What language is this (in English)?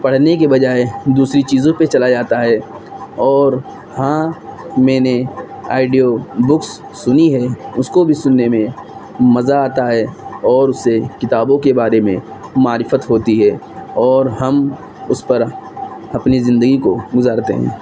Urdu